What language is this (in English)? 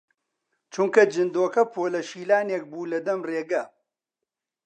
Central Kurdish